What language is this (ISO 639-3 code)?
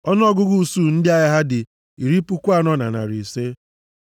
ibo